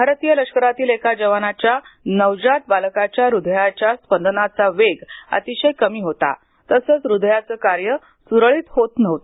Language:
Marathi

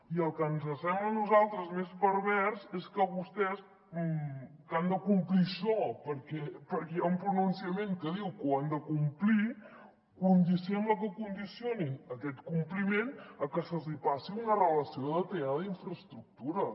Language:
Catalan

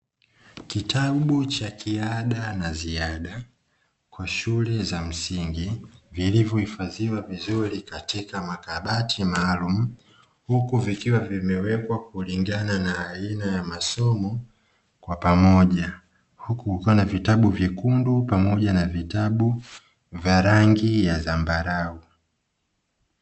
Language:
Swahili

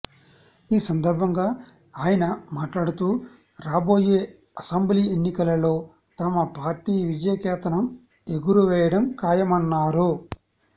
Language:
Telugu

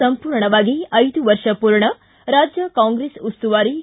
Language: Kannada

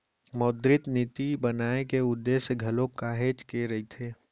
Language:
Chhattisgarhi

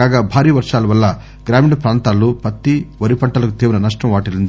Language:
Telugu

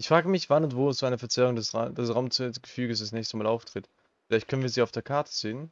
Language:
German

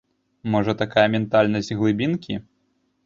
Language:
Belarusian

